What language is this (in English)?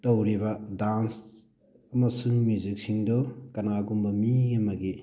Manipuri